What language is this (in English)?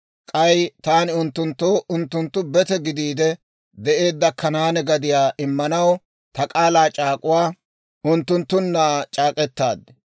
Dawro